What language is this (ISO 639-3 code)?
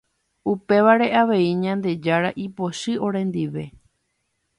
grn